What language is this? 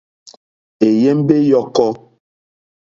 Mokpwe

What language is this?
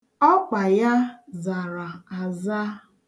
Igbo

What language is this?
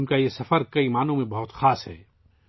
Urdu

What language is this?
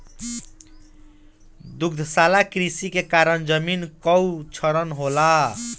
Bhojpuri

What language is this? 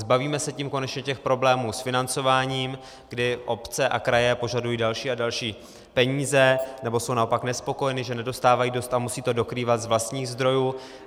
Czech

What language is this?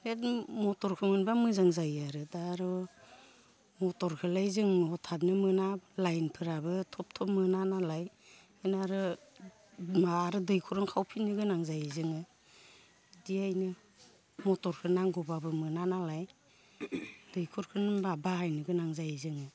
Bodo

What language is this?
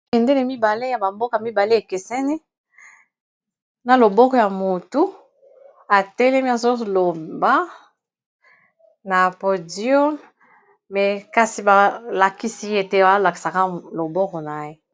Lingala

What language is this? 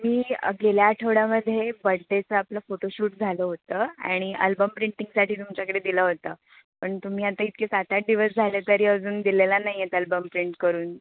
Marathi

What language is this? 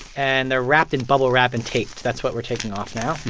English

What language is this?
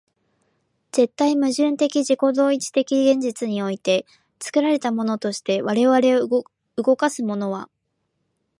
Japanese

